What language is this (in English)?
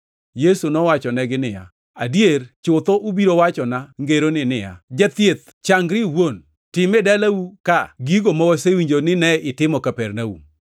Luo (Kenya and Tanzania)